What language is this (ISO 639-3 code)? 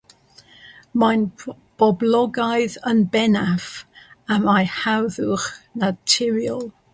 cym